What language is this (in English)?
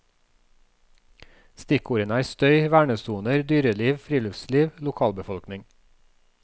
Norwegian